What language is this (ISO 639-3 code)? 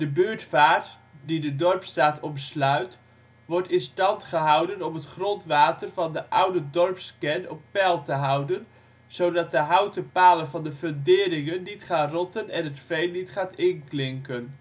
nld